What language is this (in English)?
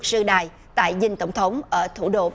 Vietnamese